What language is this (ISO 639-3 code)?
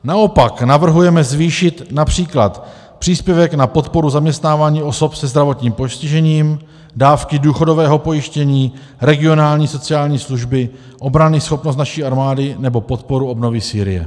ces